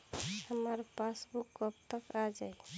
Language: Bhojpuri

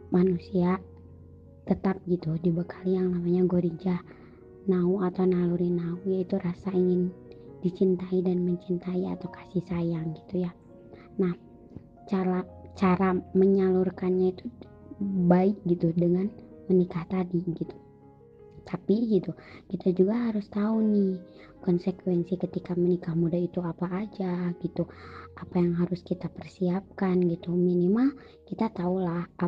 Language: Indonesian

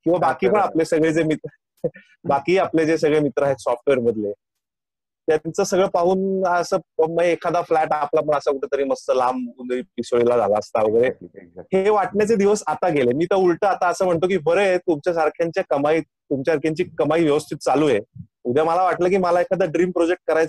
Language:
Marathi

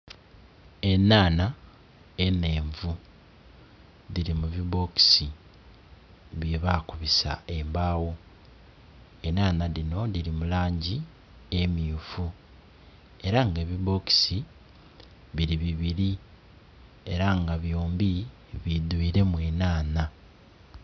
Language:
Soga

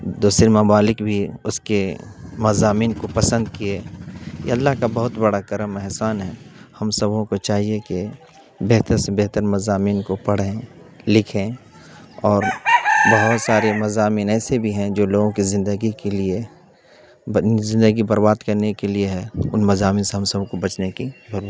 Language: Urdu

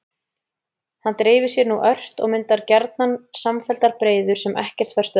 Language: Icelandic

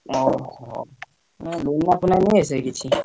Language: Odia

